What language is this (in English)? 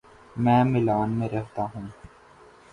Urdu